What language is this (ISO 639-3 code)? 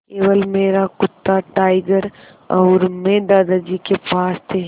hin